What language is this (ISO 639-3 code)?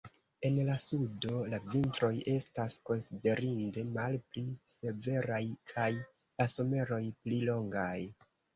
epo